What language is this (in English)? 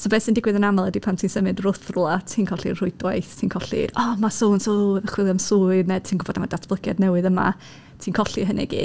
Welsh